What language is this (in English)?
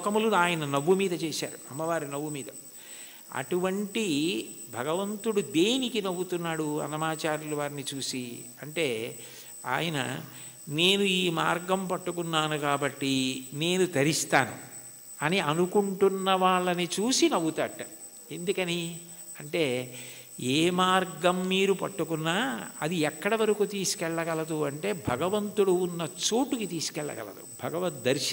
Telugu